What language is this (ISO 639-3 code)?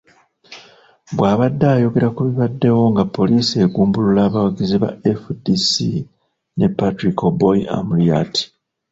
lug